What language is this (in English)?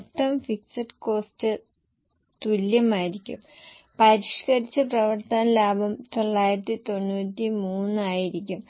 Malayalam